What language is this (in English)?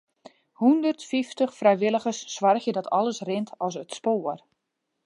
Western Frisian